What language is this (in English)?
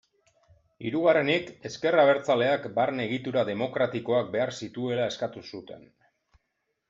Basque